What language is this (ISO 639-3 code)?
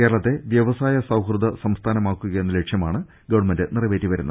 mal